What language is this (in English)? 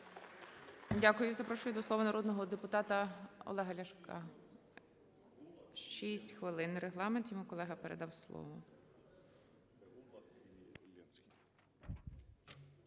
Ukrainian